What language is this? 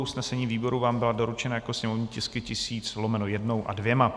Czech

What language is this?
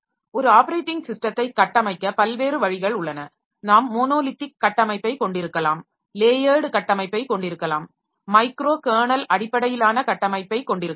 Tamil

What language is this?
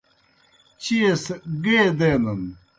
Kohistani Shina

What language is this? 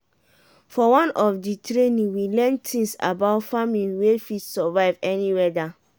Nigerian Pidgin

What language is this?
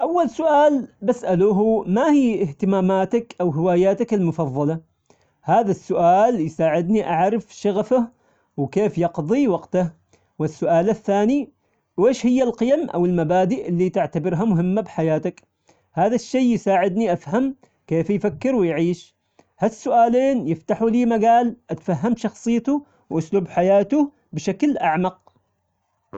Omani Arabic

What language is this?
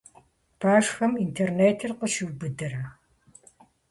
Kabardian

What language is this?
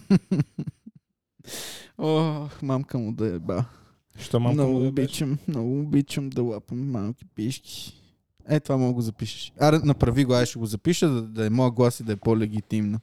Bulgarian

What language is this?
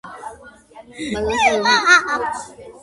Georgian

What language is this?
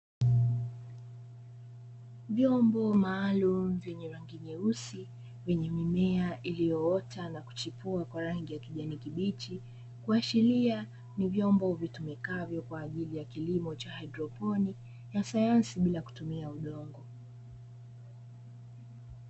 Swahili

